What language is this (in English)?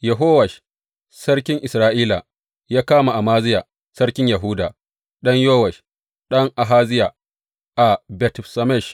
Hausa